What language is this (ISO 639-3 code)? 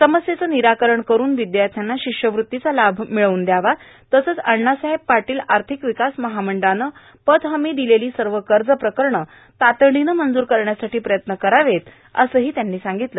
mar